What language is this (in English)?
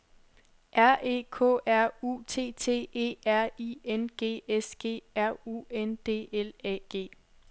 Danish